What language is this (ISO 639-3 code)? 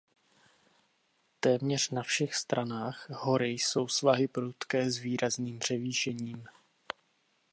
ces